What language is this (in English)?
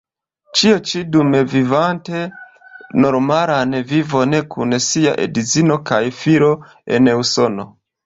Esperanto